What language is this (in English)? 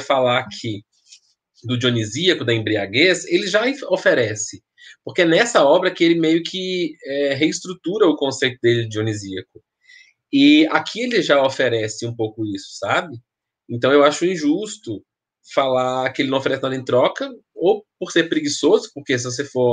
Portuguese